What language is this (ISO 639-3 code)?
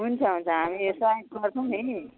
nep